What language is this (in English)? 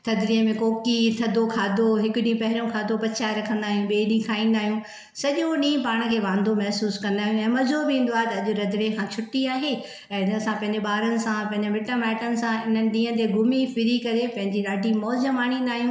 Sindhi